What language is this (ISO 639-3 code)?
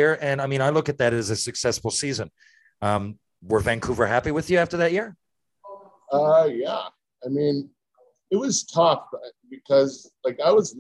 eng